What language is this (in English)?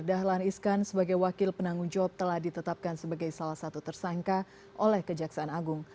Indonesian